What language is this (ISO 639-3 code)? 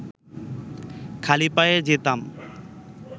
ben